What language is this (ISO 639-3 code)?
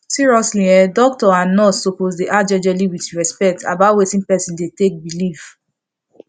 pcm